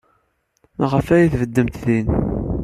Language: Kabyle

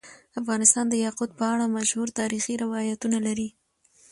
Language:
Pashto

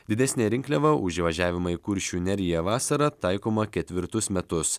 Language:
Lithuanian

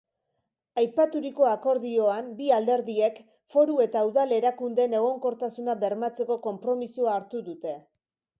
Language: Basque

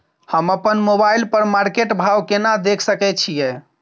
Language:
Maithili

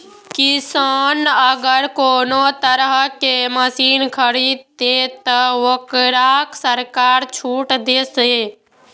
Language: Maithili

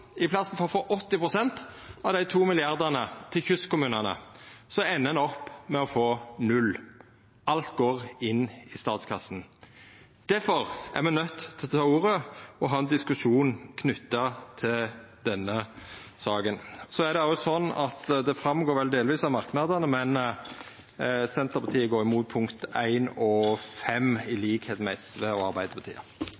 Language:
Norwegian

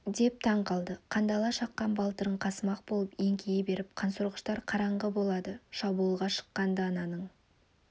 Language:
Kazakh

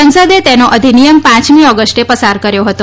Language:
Gujarati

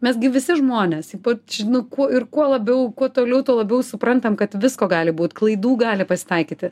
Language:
Lithuanian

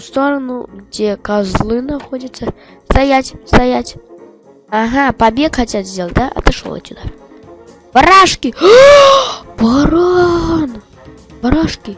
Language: Russian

